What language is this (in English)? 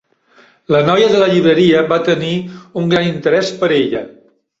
Catalan